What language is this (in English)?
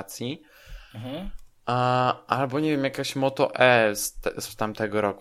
Polish